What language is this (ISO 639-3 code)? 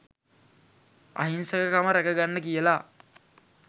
sin